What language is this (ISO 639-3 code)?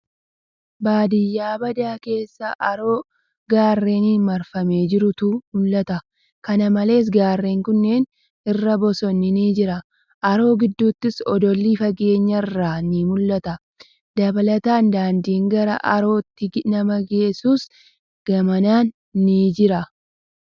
orm